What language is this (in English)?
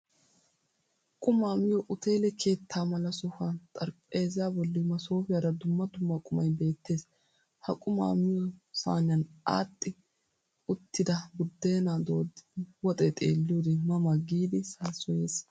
Wolaytta